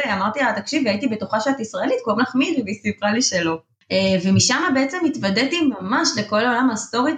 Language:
Hebrew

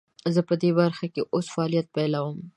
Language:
Pashto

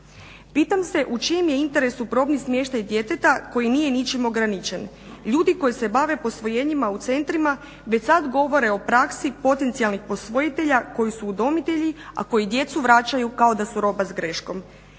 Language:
Croatian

